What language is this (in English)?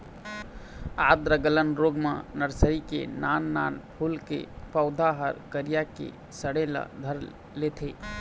Chhattisgarhi